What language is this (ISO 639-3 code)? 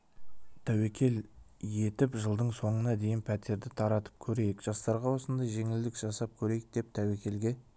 kaz